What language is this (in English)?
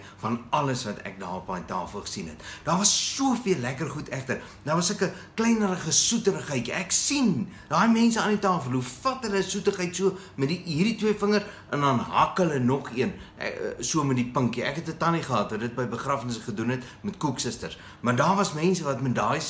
Dutch